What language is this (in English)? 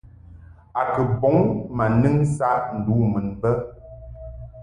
Mungaka